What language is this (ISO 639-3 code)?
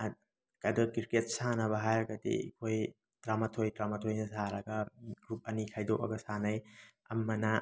mni